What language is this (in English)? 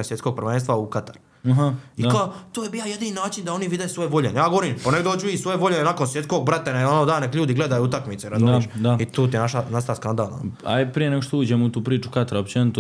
Croatian